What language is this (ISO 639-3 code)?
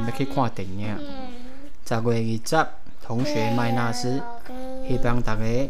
zho